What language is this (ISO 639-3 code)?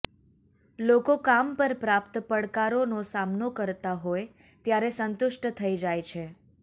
guj